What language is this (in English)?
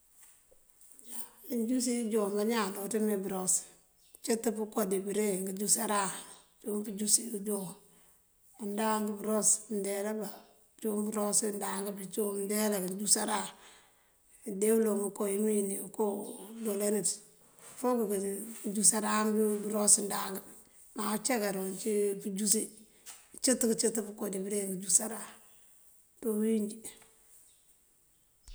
Mandjak